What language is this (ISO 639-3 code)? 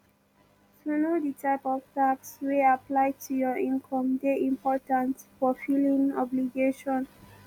pcm